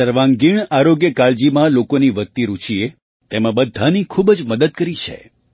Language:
Gujarati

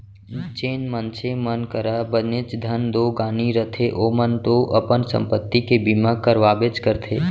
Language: Chhattisgarhi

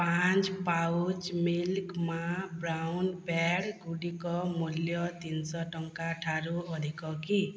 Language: Odia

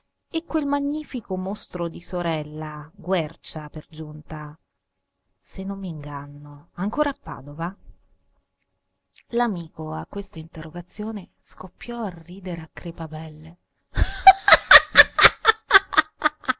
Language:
Italian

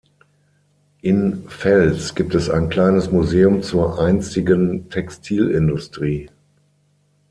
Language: German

